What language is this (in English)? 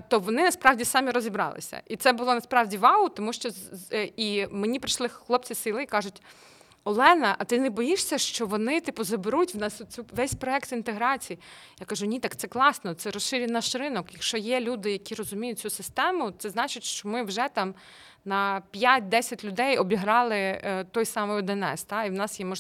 Ukrainian